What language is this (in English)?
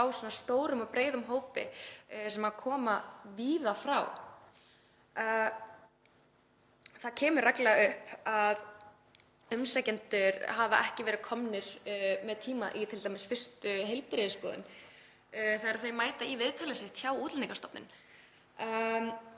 Icelandic